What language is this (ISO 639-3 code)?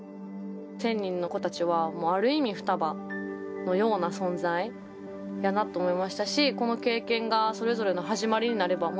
jpn